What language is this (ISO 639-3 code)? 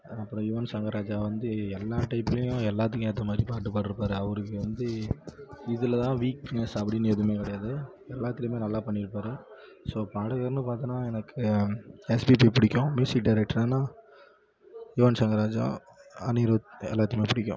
tam